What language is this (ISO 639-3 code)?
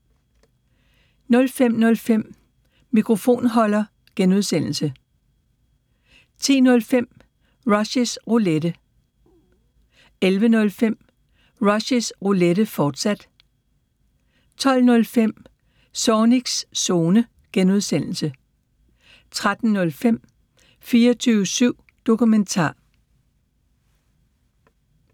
dan